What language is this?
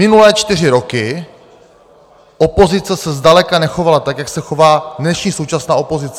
Czech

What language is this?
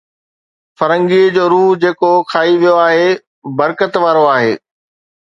Sindhi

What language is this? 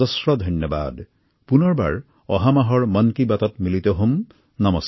Assamese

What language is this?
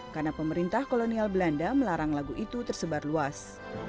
Indonesian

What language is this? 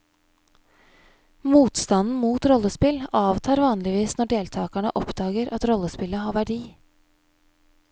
Norwegian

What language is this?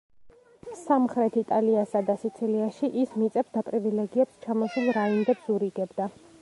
Georgian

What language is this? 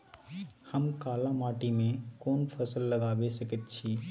Maithili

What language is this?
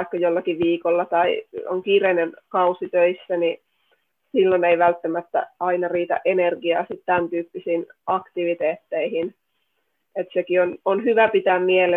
Finnish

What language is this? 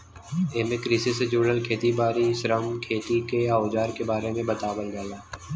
Bhojpuri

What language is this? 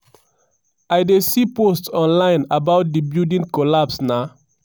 Nigerian Pidgin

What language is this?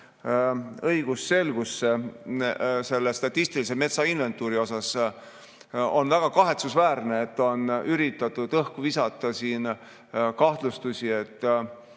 Estonian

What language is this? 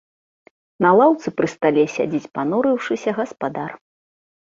Belarusian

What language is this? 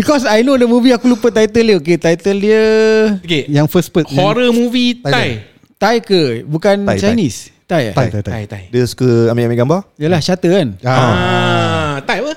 Malay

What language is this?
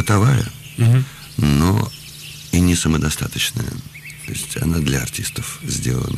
Russian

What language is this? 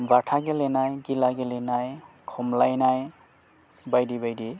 Bodo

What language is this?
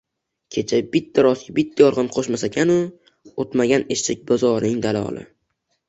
Uzbek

